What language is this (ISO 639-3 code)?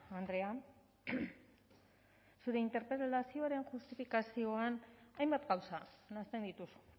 eus